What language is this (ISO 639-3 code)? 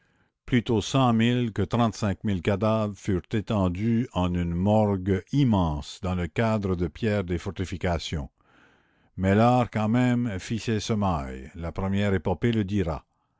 fra